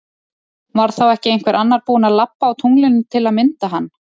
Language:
Icelandic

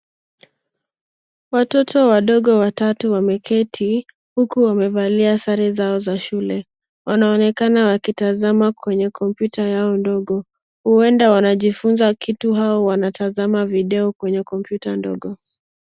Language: Swahili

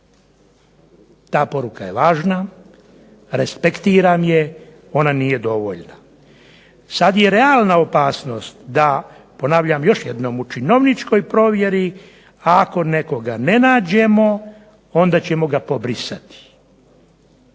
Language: Croatian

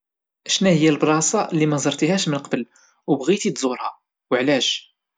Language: Moroccan Arabic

